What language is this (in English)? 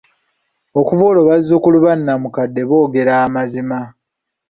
Ganda